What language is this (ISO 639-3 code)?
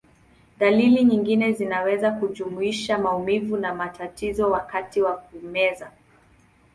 swa